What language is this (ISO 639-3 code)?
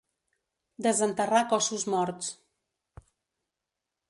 cat